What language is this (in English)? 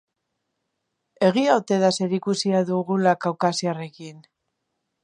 Basque